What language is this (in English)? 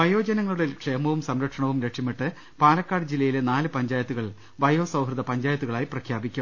Malayalam